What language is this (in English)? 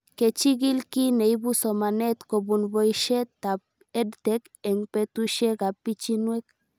Kalenjin